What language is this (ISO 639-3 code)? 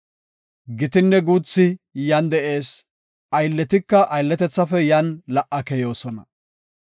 gof